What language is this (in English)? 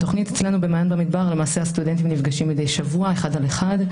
Hebrew